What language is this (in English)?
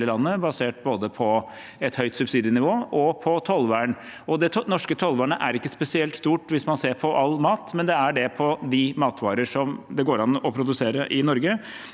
Norwegian